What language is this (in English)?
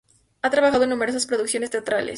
Spanish